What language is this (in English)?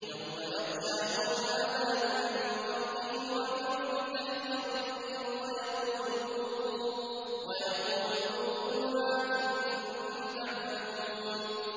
Arabic